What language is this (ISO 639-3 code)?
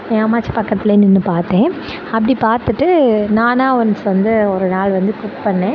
tam